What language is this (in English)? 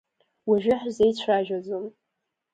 Abkhazian